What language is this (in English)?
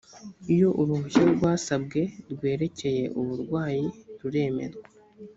Kinyarwanda